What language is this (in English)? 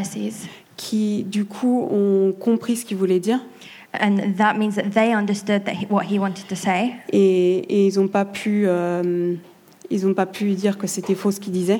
French